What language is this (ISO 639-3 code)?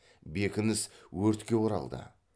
kaz